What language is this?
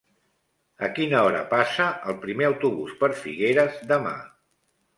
Catalan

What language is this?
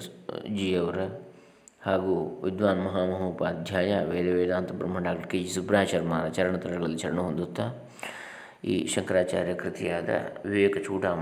Kannada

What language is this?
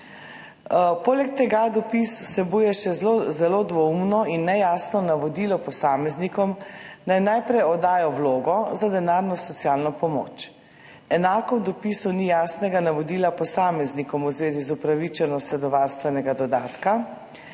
Slovenian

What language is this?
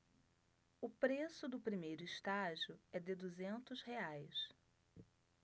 Portuguese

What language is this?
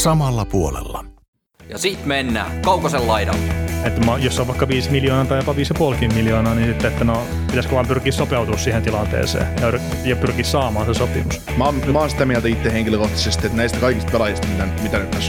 Finnish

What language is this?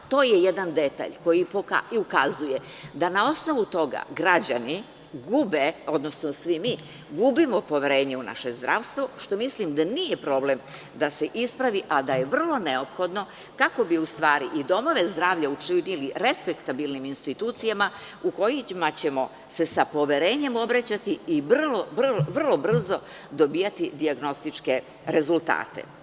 Serbian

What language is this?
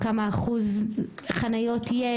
Hebrew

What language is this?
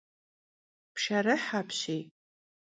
Kabardian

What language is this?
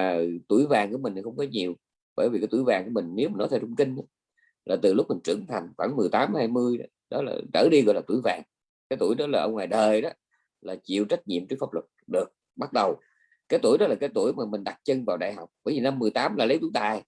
Vietnamese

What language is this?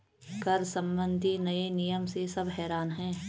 Hindi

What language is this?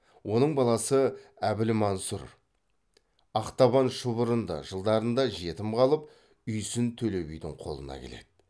Kazakh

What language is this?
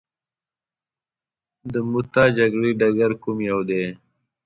Pashto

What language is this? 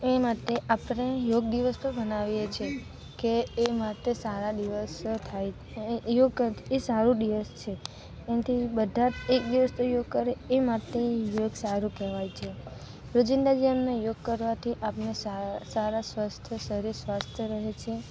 Gujarati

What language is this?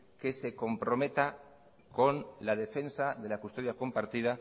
Spanish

